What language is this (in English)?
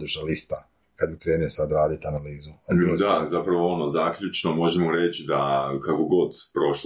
Croatian